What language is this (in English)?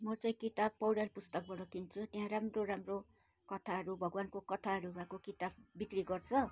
Nepali